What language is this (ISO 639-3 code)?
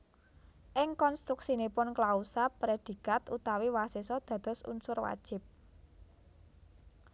jav